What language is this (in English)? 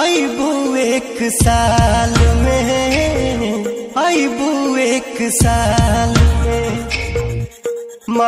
Hindi